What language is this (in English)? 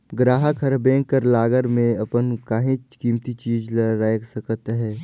Chhattisgarhi